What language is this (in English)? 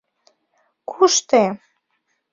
Mari